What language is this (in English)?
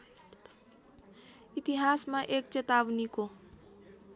Nepali